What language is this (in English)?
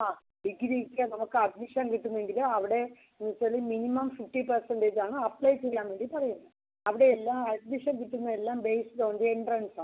Malayalam